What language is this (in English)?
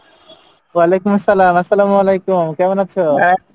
Bangla